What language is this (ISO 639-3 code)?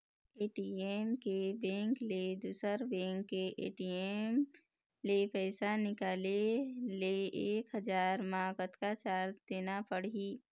hne